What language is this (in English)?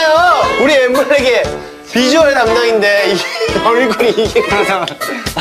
Korean